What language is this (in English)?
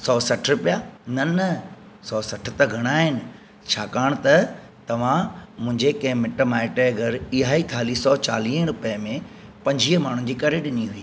Sindhi